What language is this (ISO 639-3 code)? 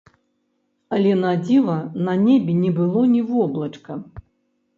bel